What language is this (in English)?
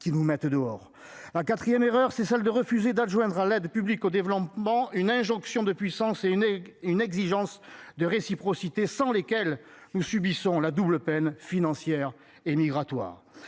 French